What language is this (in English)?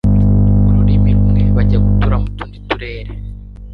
Kinyarwanda